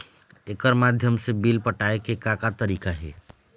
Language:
Chhattisgarhi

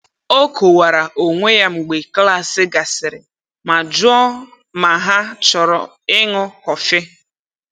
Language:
Igbo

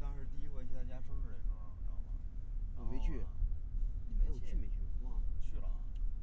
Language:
Chinese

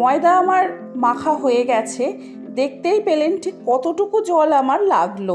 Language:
Bangla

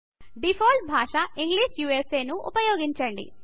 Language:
Telugu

